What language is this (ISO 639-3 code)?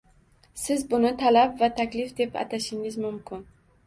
uzb